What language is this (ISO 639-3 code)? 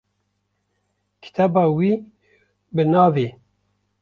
kur